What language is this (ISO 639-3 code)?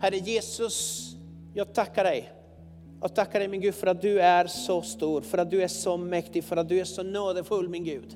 swe